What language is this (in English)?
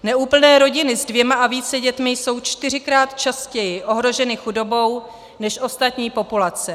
Czech